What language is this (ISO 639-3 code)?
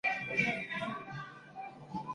zho